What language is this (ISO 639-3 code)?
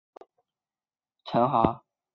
zho